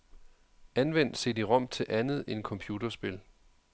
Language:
Danish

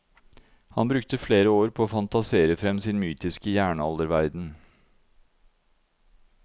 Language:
Norwegian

